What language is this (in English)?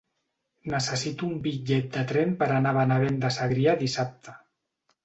Catalan